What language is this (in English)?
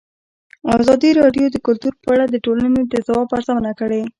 Pashto